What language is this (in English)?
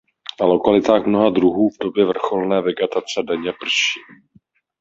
Czech